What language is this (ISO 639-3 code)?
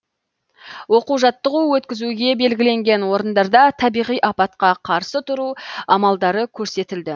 kaz